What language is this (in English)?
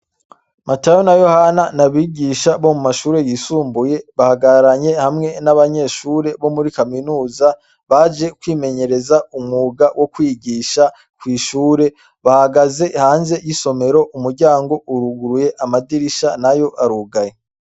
Rundi